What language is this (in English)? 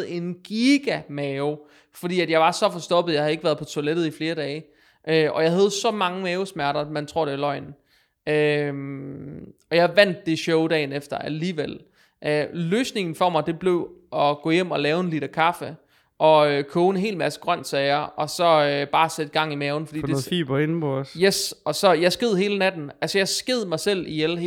Danish